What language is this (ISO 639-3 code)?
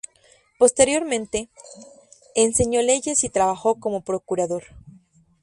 spa